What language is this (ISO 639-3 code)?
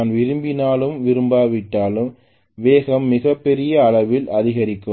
tam